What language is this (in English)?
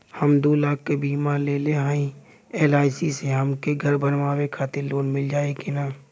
Bhojpuri